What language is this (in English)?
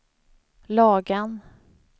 Swedish